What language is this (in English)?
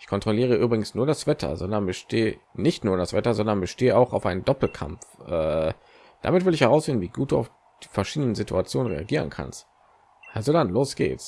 German